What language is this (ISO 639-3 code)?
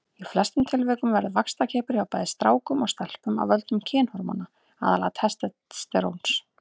isl